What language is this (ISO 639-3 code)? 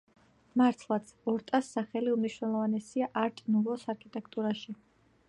kat